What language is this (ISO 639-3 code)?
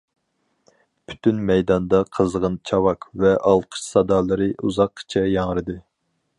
uig